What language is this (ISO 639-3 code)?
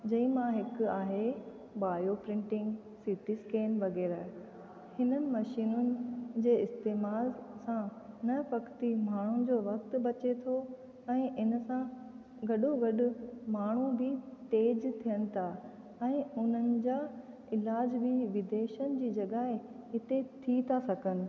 snd